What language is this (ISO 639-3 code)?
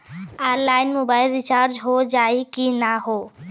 bho